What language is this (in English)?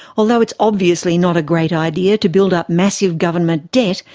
English